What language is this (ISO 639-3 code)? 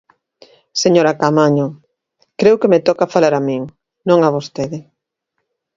glg